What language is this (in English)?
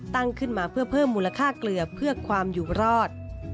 Thai